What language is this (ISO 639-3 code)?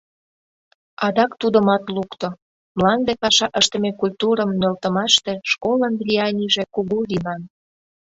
chm